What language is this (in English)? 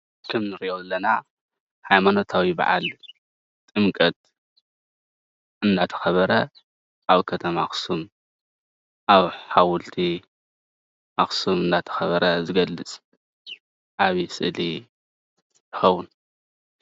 Tigrinya